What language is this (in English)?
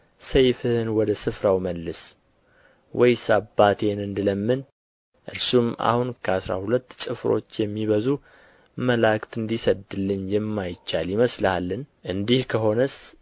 Amharic